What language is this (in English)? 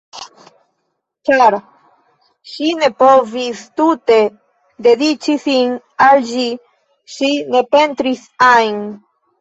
Esperanto